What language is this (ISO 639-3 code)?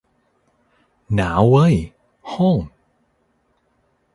tha